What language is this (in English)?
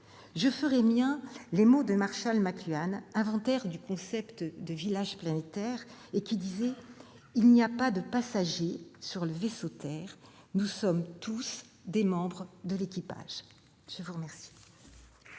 French